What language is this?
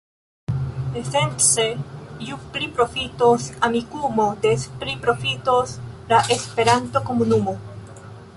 Esperanto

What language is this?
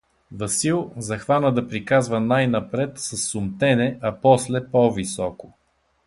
Bulgarian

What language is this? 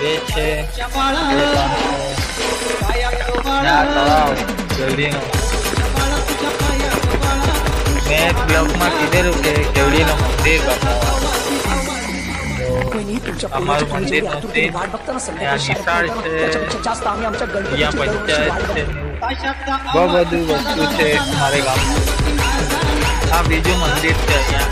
Hindi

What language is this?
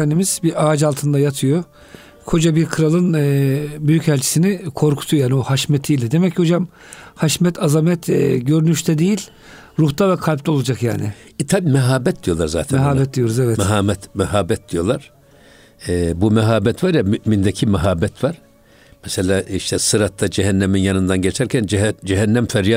Turkish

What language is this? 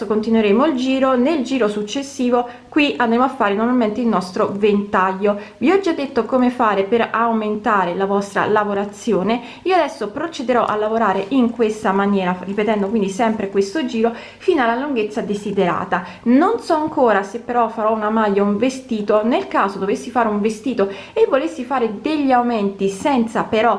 Italian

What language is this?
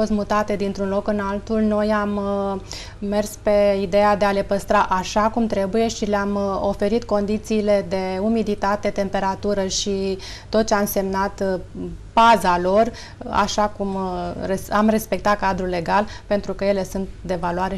Romanian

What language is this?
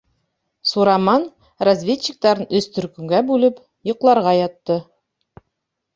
Bashkir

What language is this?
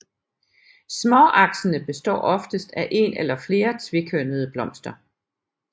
Danish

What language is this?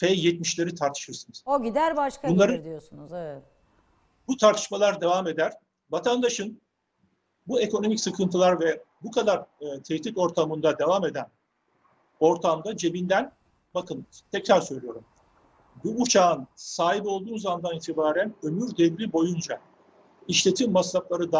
Turkish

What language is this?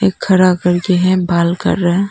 Hindi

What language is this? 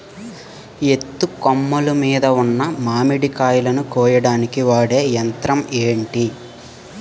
Telugu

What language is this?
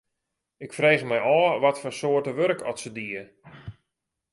Western Frisian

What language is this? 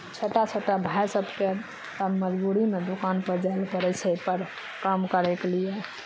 Maithili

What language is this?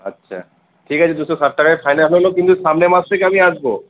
Bangla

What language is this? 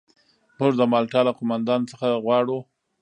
Pashto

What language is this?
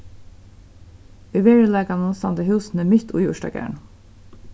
Faroese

